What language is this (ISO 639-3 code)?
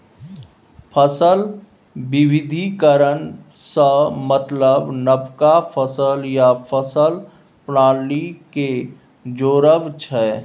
mai